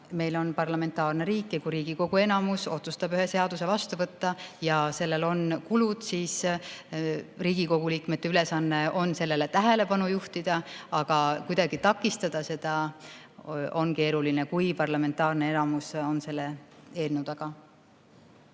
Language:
Estonian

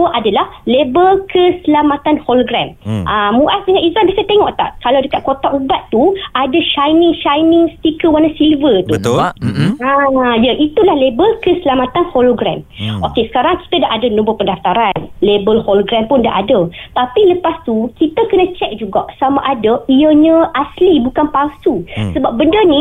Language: Malay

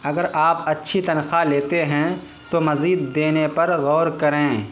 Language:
Urdu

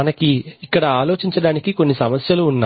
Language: Telugu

